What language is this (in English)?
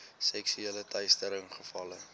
Afrikaans